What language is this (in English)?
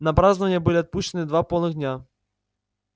Russian